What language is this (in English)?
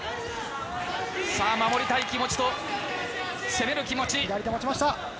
Japanese